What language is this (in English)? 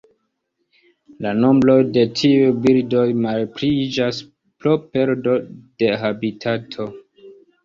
Esperanto